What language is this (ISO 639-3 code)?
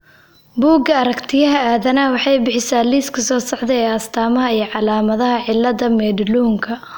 som